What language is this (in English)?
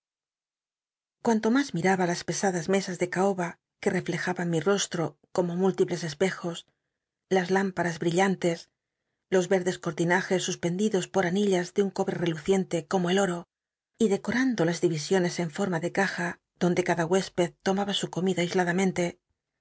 Spanish